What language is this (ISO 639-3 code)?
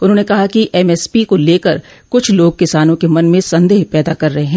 hin